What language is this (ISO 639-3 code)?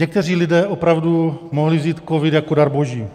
ces